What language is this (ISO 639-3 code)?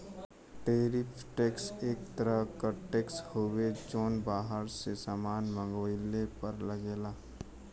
bho